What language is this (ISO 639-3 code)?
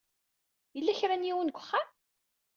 kab